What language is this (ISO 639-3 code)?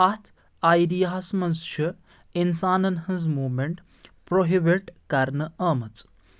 kas